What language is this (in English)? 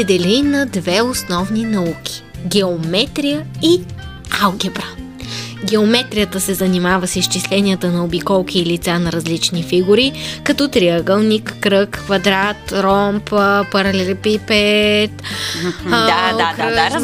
Bulgarian